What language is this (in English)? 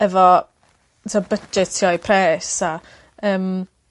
Welsh